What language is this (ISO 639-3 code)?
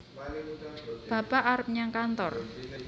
jav